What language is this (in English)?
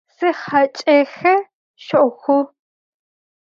Adyghe